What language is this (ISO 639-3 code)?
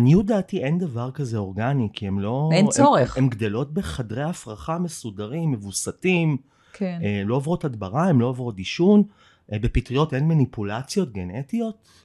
heb